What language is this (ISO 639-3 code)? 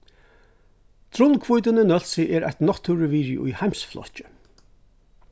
fao